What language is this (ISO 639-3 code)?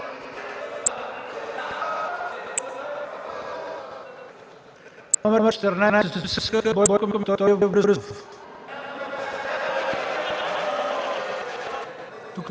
bul